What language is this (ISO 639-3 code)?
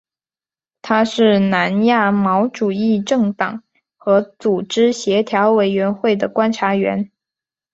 zho